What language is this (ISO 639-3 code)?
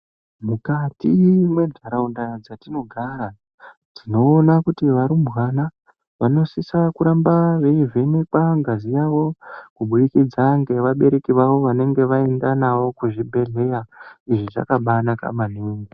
ndc